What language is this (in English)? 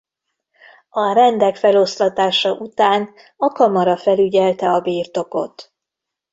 Hungarian